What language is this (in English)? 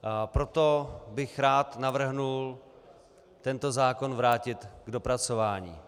Czech